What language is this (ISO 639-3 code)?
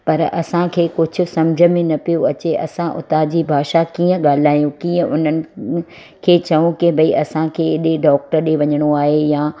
snd